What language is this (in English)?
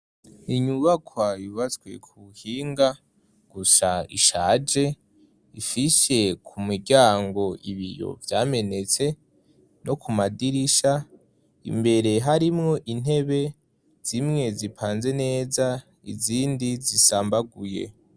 Rundi